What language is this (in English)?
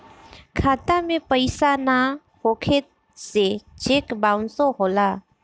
Bhojpuri